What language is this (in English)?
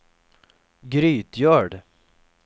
Swedish